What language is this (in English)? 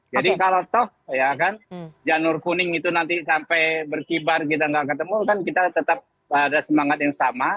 Indonesian